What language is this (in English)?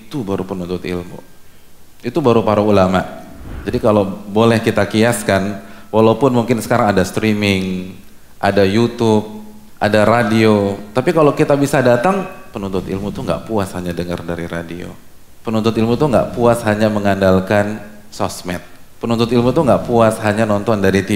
Indonesian